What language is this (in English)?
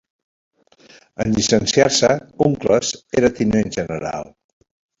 Catalan